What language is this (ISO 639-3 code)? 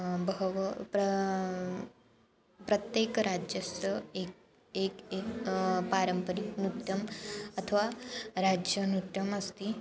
san